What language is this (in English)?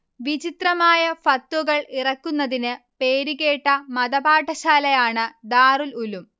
Malayalam